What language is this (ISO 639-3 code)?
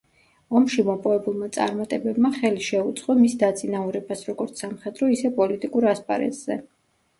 kat